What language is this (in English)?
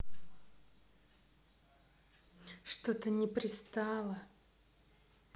Russian